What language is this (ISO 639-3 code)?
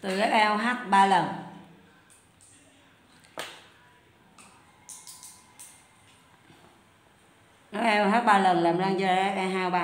vie